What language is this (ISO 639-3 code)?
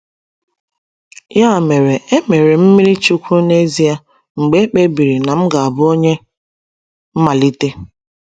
ibo